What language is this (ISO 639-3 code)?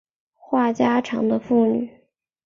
zho